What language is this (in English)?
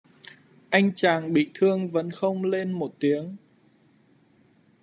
Vietnamese